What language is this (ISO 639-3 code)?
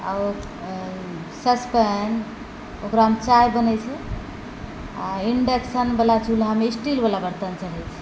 mai